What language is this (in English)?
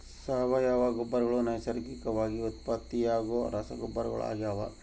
Kannada